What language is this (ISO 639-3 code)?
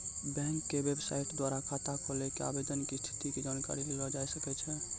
mai